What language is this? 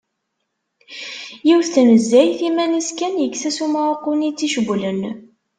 Kabyle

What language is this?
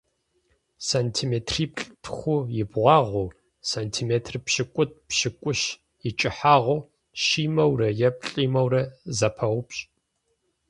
Kabardian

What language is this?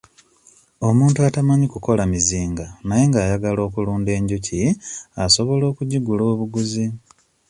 Ganda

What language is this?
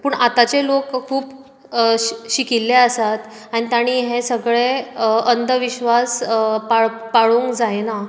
Konkani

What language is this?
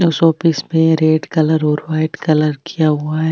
Marwari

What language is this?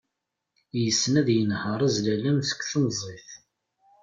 Kabyle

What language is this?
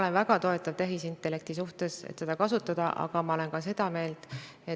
Estonian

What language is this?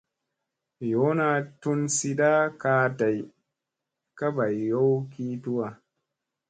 Musey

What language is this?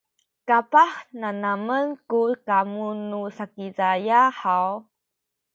Sakizaya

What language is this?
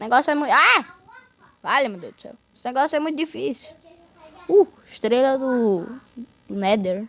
Portuguese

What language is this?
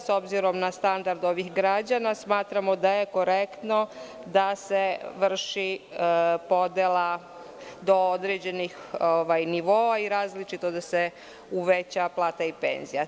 Serbian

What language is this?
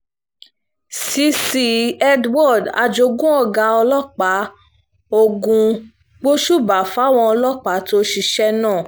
Yoruba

